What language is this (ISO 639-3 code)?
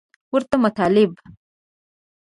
pus